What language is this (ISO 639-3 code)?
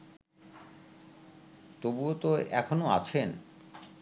ben